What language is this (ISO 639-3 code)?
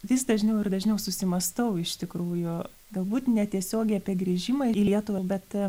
lit